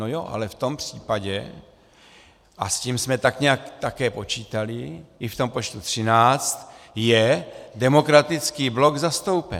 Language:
Czech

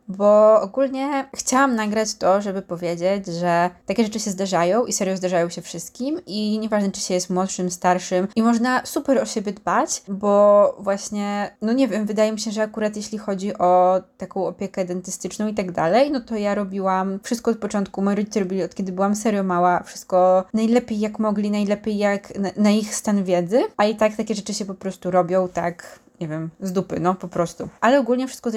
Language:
Polish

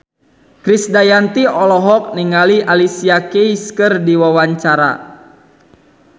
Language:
Sundanese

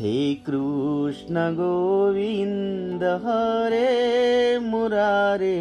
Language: Hindi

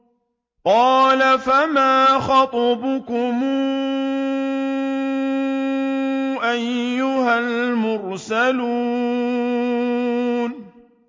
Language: Arabic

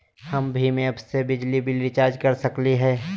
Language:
Magahi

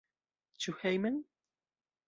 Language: Esperanto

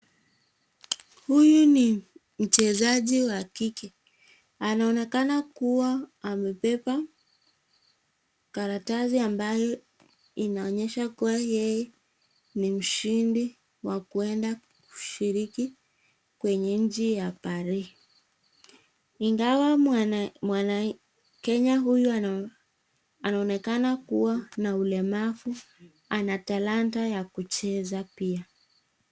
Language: Swahili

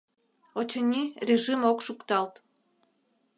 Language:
Mari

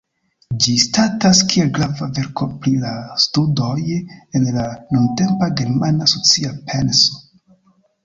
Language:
Esperanto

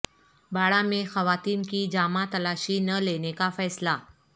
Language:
Urdu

